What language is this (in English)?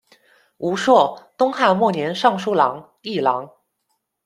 Chinese